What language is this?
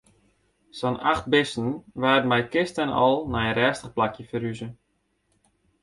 Western Frisian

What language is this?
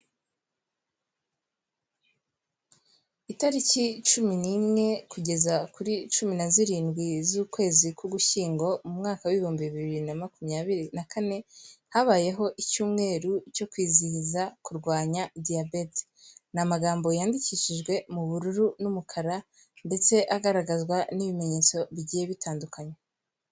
Kinyarwanda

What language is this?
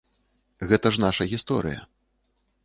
Belarusian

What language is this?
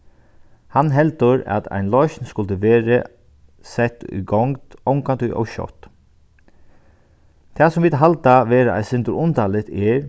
Faroese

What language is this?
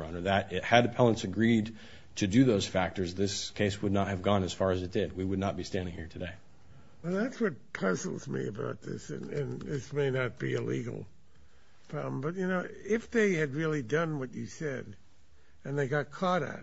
English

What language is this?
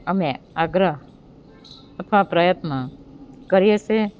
Gujarati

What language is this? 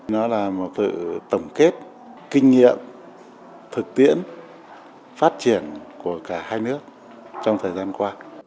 Vietnamese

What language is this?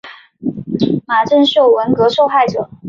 Chinese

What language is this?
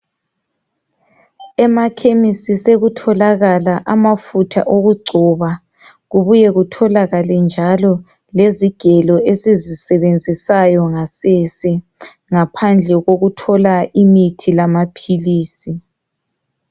North Ndebele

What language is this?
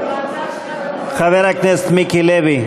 Hebrew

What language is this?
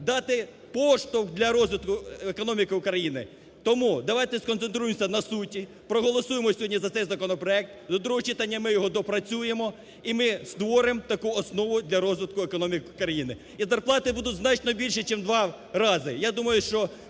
Ukrainian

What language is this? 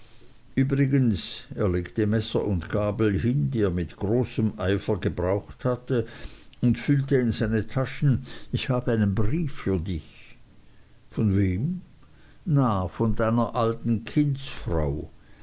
German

